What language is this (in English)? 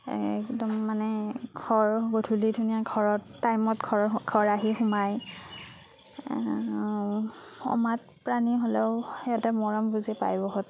Assamese